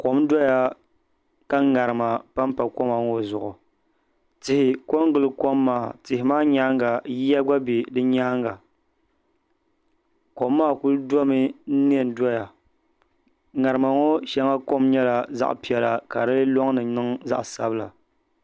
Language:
Dagbani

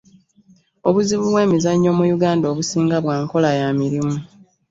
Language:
Ganda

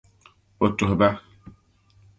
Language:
Dagbani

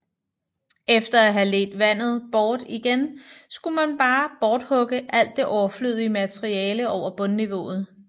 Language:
Danish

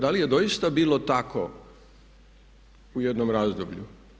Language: Croatian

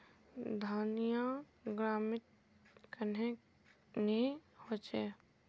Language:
Magahi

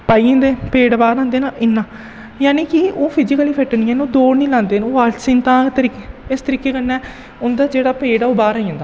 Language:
Dogri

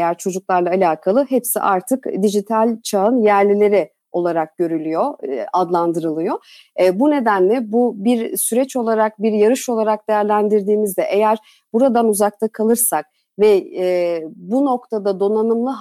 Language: Turkish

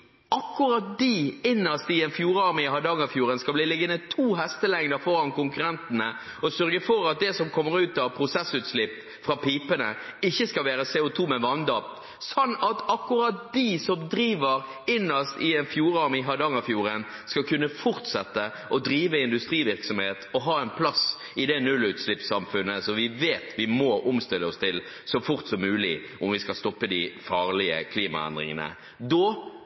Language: Norwegian Bokmål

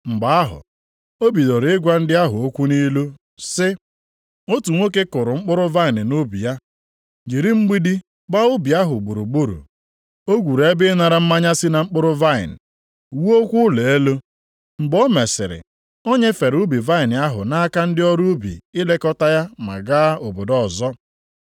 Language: Igbo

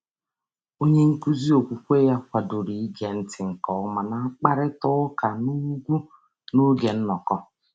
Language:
Igbo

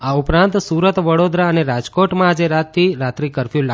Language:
Gujarati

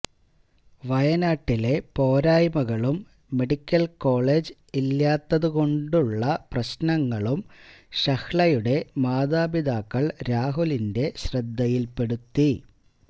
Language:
Malayalam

